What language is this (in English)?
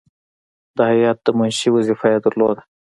Pashto